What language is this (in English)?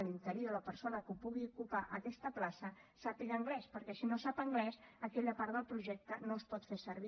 Catalan